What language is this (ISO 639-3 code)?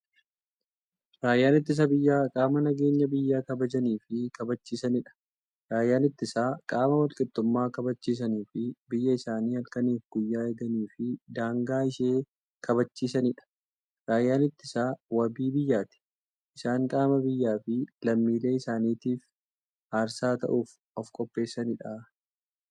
orm